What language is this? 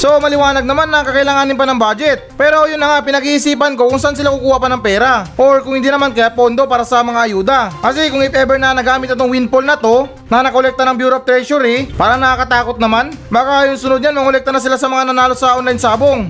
Filipino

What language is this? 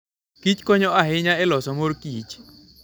Luo (Kenya and Tanzania)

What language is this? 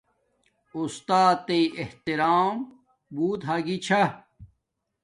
Domaaki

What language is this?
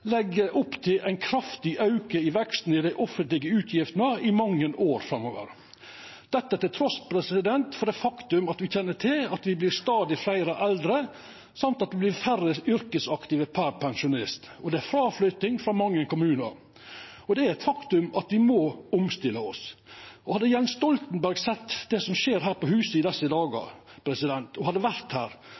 Norwegian Nynorsk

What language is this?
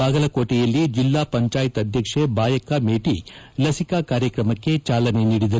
Kannada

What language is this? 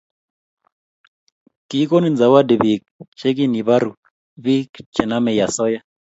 Kalenjin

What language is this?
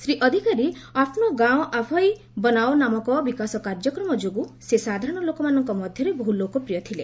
Odia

